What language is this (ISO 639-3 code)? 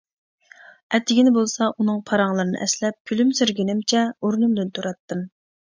uig